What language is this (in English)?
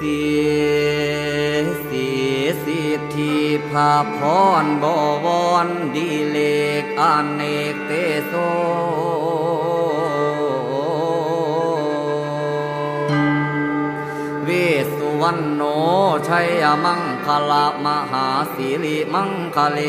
Thai